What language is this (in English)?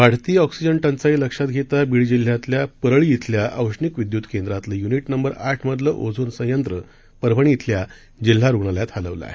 Marathi